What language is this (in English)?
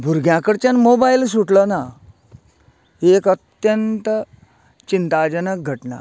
Konkani